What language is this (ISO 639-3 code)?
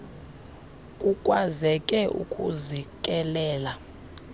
xho